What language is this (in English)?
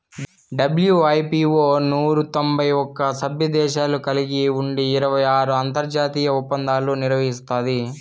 Telugu